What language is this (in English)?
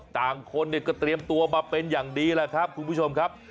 Thai